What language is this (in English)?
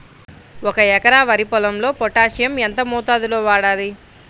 Telugu